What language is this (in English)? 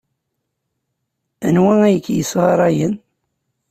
Kabyle